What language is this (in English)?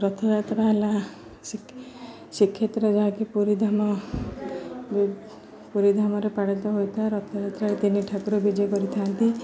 Odia